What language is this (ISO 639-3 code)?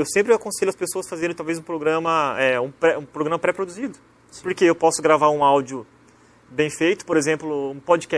por